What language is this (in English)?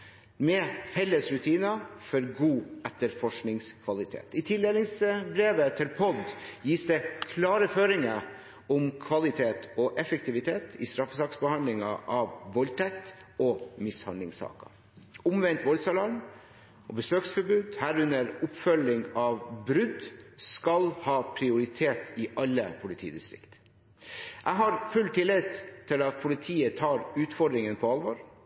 Norwegian Bokmål